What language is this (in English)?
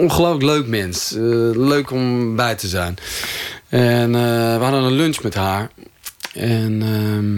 Dutch